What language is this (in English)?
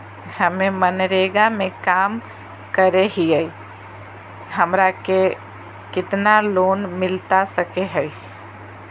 Magahi